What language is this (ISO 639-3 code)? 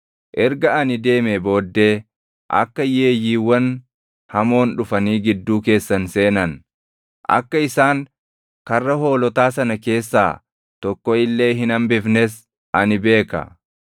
orm